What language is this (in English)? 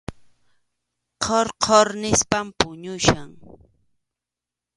Arequipa-La Unión Quechua